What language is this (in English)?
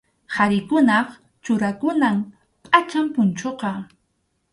Arequipa-La Unión Quechua